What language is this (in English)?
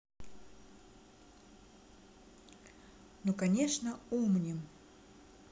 Russian